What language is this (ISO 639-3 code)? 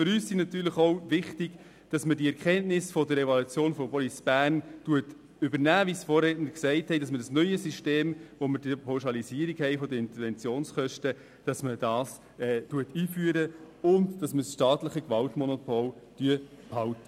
gsw